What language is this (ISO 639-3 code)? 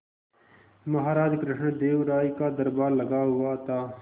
hin